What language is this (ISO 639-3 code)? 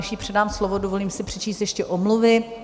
ces